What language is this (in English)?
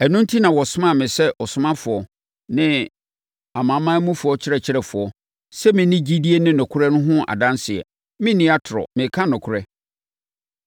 Akan